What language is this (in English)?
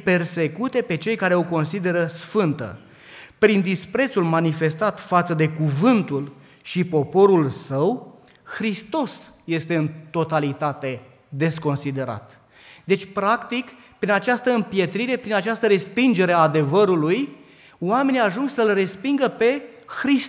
Romanian